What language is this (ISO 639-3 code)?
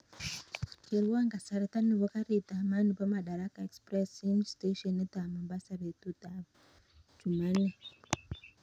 kln